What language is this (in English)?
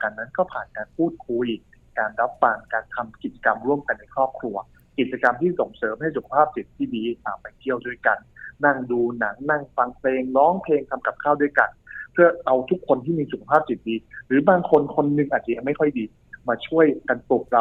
Thai